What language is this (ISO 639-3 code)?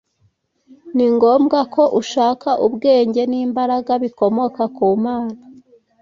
kin